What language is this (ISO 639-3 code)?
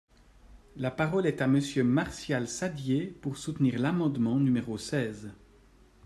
fra